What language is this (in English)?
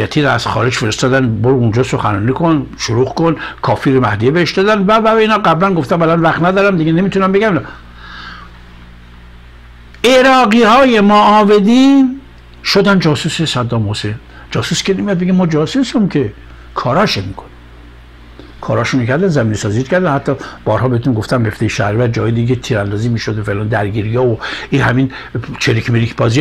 Persian